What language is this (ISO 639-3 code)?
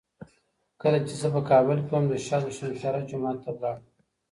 pus